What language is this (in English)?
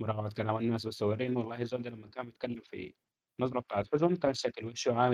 Arabic